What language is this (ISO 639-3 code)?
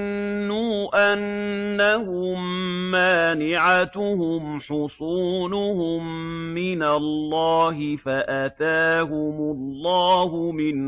ara